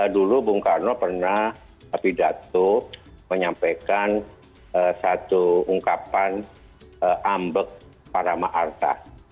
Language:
Indonesian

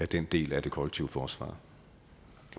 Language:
Danish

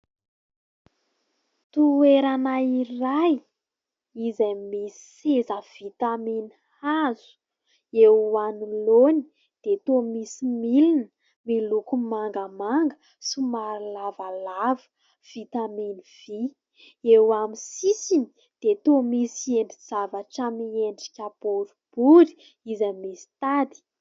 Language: Malagasy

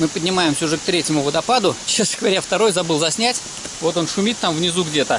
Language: Russian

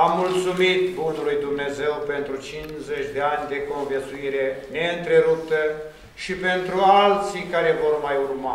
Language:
Romanian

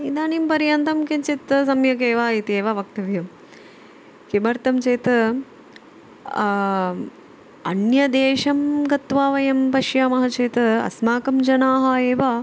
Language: Sanskrit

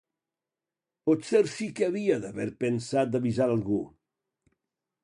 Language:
Catalan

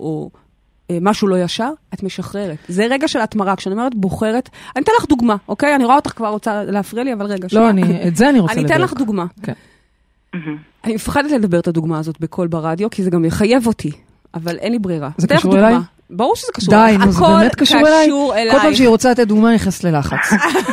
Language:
Hebrew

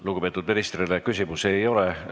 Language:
Estonian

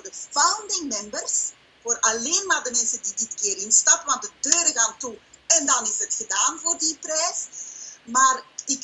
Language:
Dutch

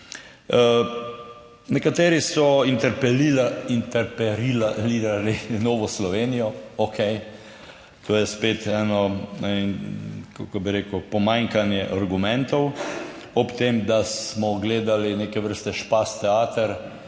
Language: Slovenian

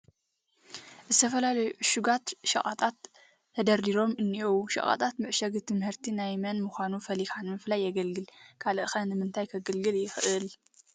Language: Tigrinya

